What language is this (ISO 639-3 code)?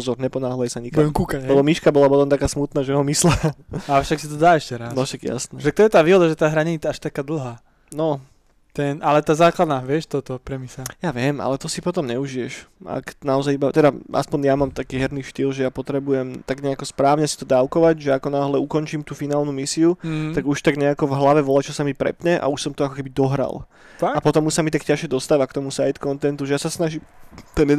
slk